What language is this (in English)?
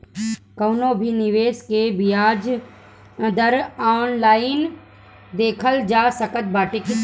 Bhojpuri